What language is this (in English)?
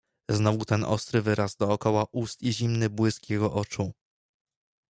Polish